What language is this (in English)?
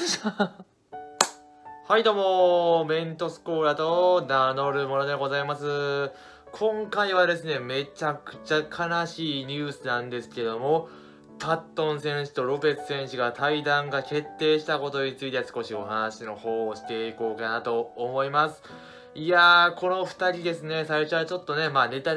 Japanese